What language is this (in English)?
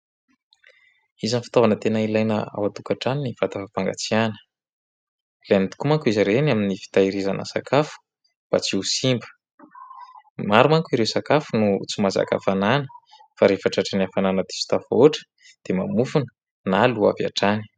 Malagasy